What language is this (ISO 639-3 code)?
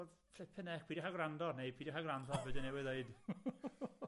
cym